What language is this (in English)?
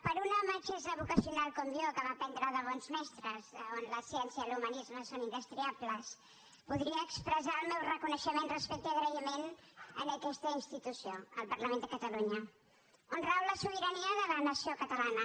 Catalan